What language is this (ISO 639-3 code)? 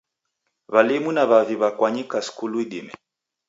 dav